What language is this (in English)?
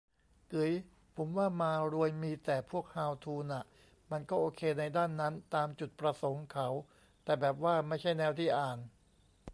Thai